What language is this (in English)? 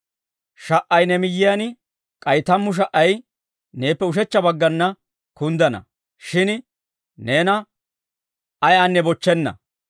Dawro